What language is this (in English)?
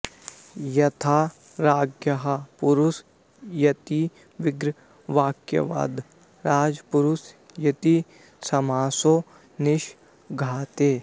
Sanskrit